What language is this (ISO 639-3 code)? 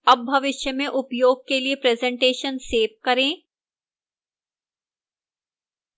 hin